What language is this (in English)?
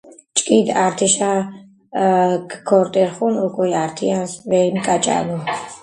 Georgian